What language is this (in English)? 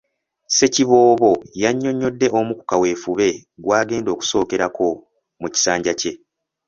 Ganda